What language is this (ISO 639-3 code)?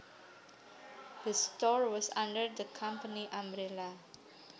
jav